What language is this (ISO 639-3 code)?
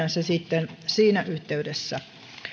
fin